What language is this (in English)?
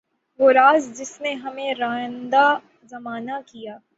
Urdu